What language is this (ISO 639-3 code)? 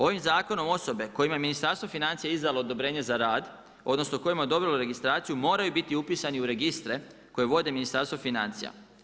hrv